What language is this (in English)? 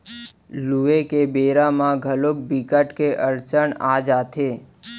Chhattisgarhi